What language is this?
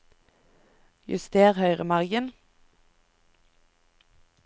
Norwegian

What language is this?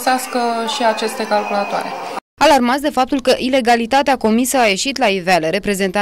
Romanian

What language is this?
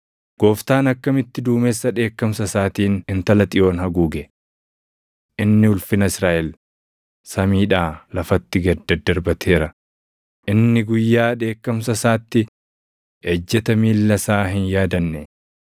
Oromo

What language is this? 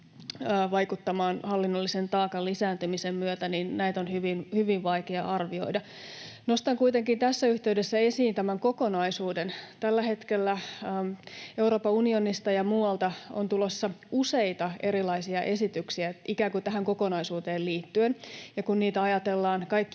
Finnish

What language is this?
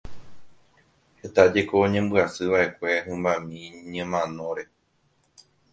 Guarani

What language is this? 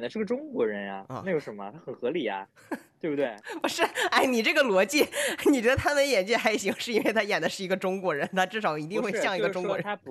Chinese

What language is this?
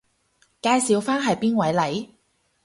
Cantonese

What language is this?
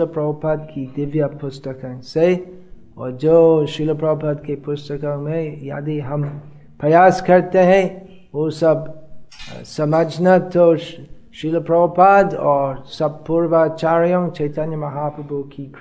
Hindi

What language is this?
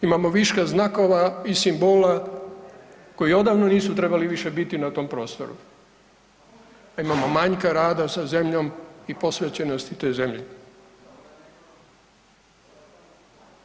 Croatian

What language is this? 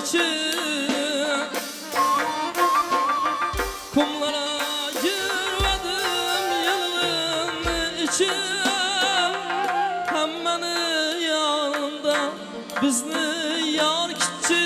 Turkish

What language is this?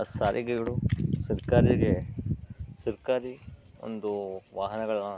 Kannada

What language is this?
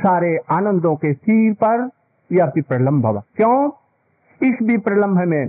Hindi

